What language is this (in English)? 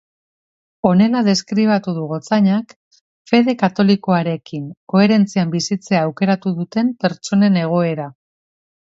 Basque